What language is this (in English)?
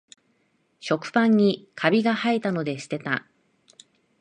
Japanese